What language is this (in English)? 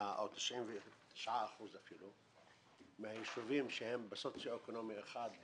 Hebrew